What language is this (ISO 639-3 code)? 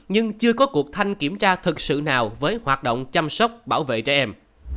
vie